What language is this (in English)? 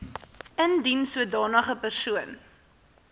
Afrikaans